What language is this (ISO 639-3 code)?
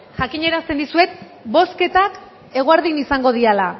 eus